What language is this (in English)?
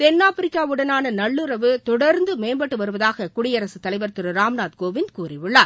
Tamil